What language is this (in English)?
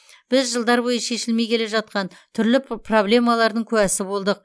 Kazakh